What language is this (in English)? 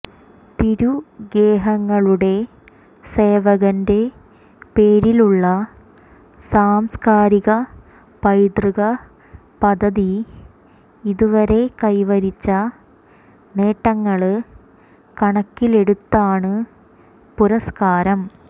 Malayalam